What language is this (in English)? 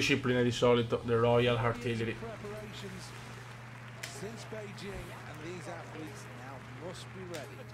Italian